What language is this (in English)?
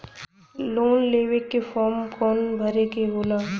Bhojpuri